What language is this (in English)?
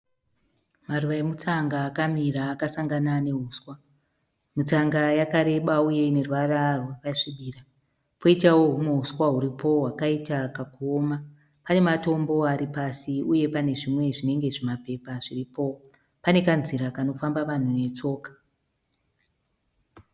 Shona